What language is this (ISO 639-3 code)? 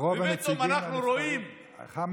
heb